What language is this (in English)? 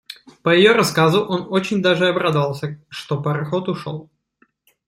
Russian